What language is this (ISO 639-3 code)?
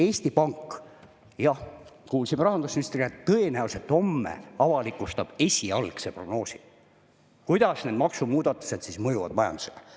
est